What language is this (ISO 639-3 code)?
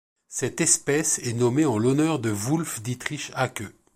fra